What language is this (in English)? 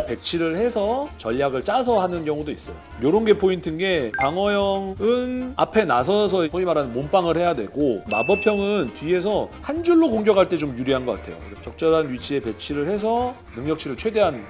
Korean